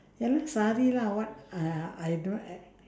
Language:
English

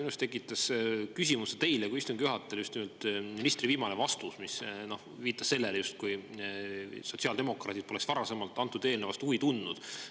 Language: Estonian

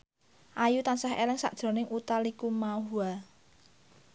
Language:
Javanese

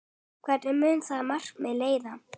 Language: Icelandic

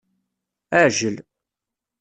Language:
Kabyle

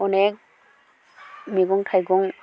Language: Bodo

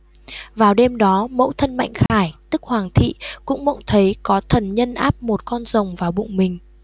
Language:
Vietnamese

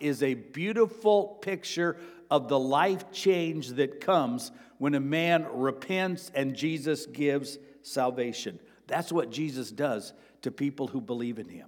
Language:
English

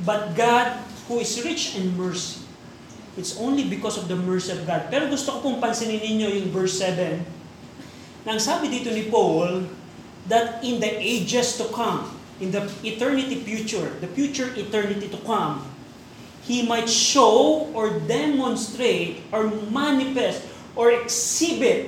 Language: Filipino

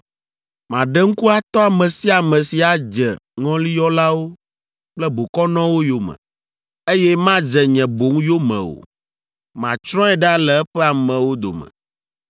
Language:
Ewe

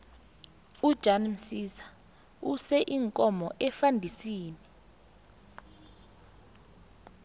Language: South Ndebele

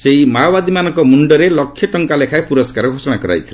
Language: Odia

